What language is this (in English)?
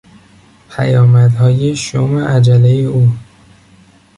Persian